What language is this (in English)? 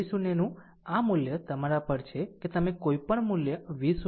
Gujarati